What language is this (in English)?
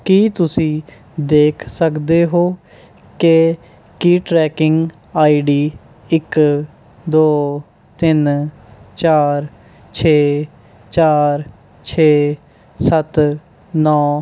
Punjabi